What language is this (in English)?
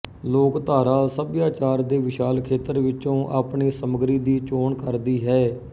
Punjabi